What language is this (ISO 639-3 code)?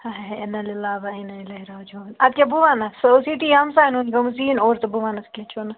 kas